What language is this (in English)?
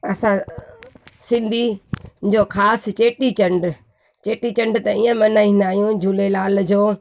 Sindhi